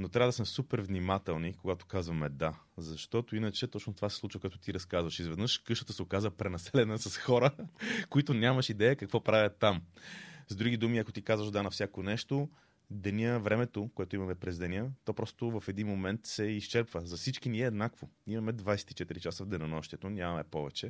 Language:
Bulgarian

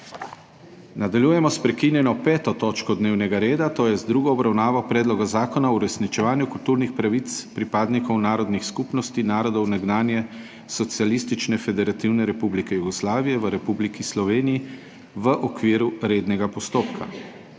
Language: Slovenian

